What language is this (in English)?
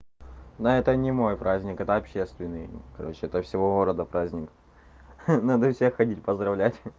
Russian